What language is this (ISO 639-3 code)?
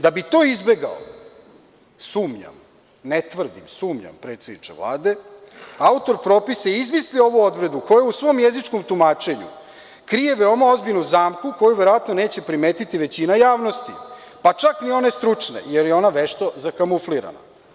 srp